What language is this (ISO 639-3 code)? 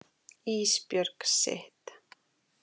isl